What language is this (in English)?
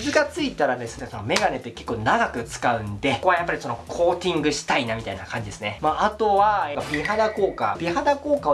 Japanese